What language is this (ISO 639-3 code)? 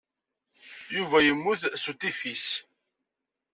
kab